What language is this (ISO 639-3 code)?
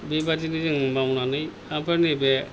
brx